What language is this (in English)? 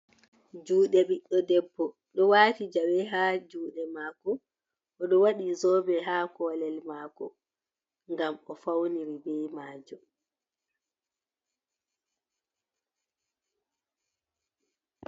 Fula